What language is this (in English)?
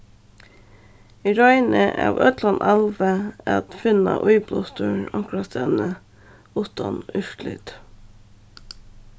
Faroese